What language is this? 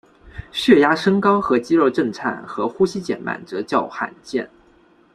Chinese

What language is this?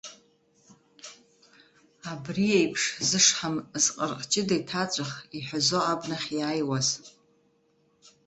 Abkhazian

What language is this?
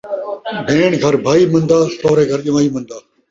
Saraiki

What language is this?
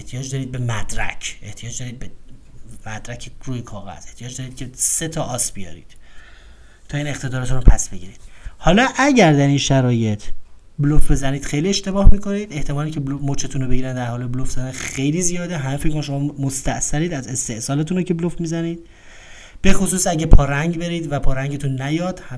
Persian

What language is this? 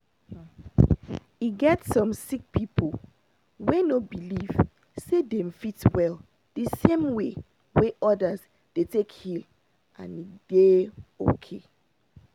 Nigerian Pidgin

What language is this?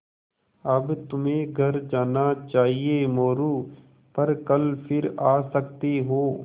Hindi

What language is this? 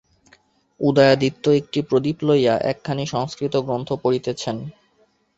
Bangla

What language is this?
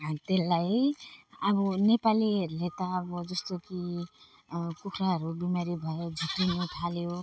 Nepali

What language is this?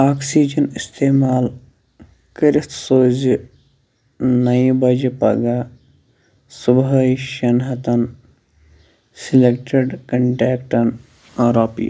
Kashmiri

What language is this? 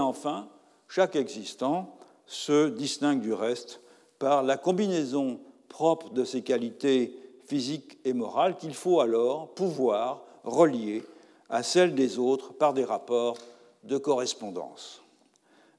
French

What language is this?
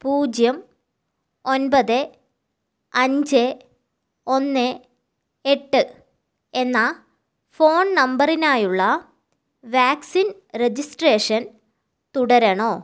Malayalam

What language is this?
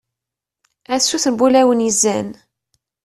Kabyle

